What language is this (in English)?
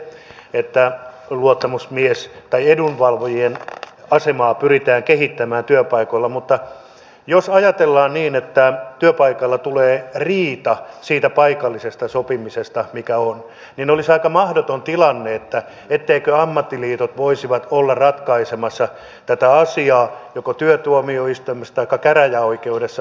Finnish